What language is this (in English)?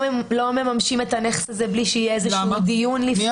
Hebrew